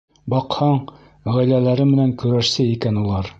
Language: Bashkir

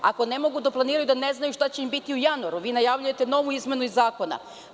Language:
Serbian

